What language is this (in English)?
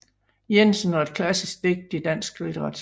Danish